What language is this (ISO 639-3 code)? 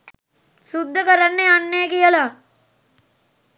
sin